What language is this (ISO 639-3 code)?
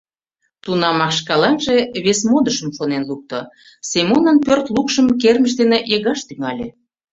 chm